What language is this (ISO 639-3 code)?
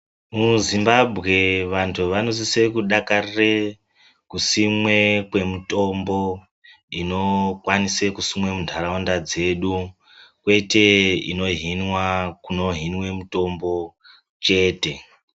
ndc